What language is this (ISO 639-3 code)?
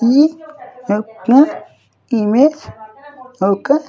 tel